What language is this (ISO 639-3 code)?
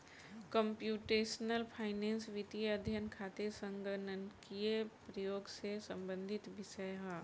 bho